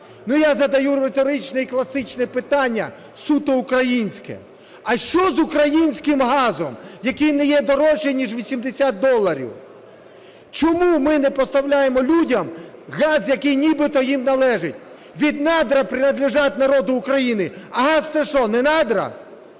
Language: Ukrainian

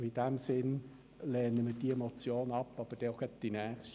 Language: Swiss German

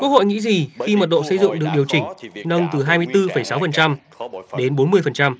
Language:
Vietnamese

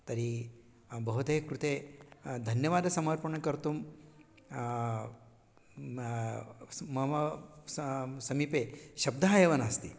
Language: Sanskrit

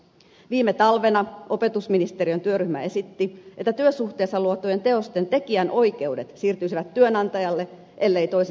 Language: Finnish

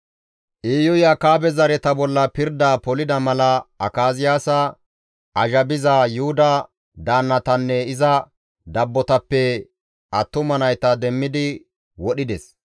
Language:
Gamo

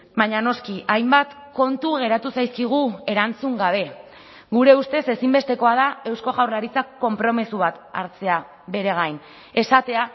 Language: Basque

